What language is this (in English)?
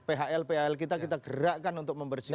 Indonesian